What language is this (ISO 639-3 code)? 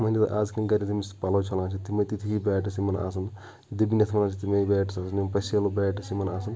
kas